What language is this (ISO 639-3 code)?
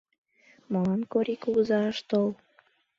chm